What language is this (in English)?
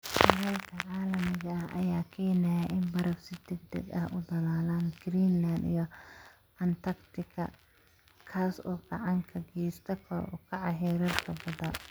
Somali